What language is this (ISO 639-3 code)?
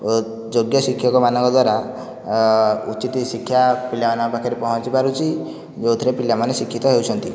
ori